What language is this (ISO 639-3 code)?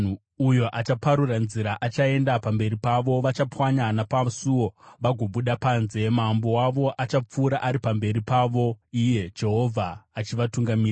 sna